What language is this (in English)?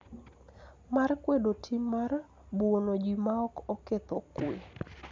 Luo (Kenya and Tanzania)